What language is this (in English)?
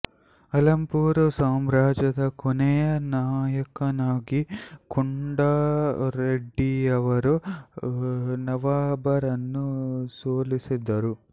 Kannada